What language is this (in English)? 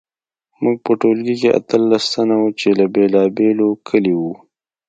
Pashto